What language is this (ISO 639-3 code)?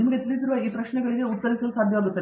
kan